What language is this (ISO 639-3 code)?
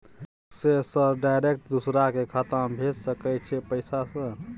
mai